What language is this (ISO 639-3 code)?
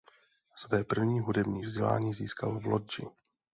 ces